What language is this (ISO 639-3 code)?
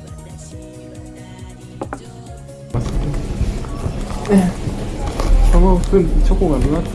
jpn